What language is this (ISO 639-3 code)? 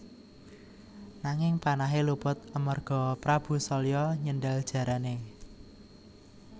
jav